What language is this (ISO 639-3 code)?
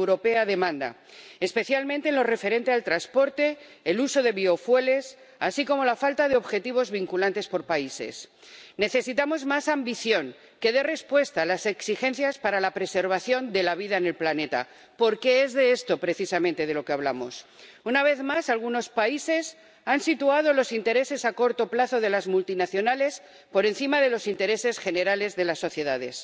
spa